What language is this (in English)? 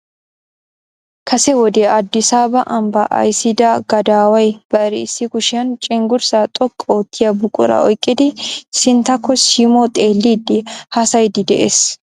Wolaytta